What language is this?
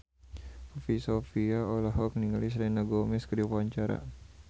Sundanese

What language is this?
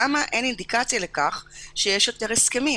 Hebrew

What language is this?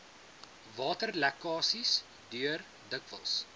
Afrikaans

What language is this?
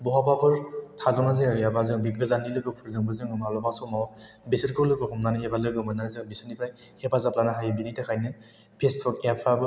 Bodo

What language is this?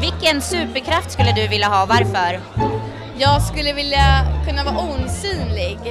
Swedish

